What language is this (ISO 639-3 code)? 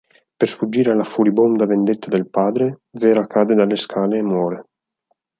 ita